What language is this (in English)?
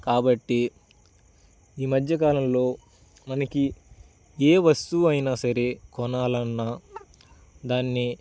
Telugu